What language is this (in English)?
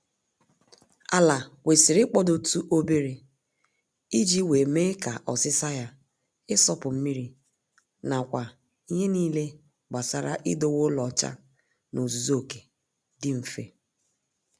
Igbo